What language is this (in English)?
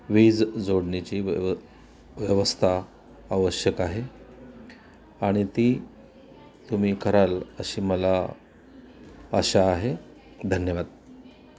Marathi